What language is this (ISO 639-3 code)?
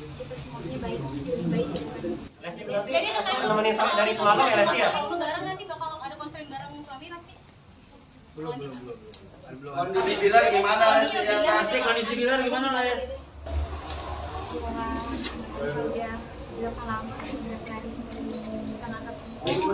ind